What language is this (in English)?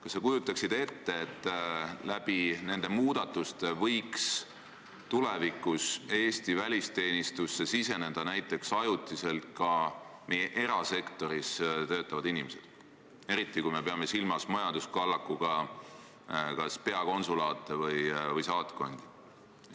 Estonian